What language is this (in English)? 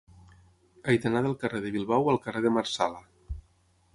Catalan